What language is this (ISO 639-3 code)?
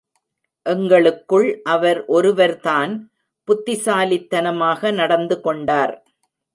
tam